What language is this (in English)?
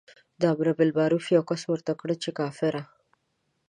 Pashto